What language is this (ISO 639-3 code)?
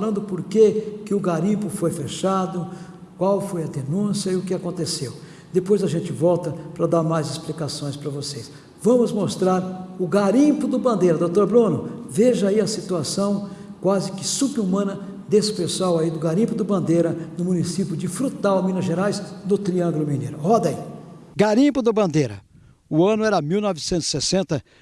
por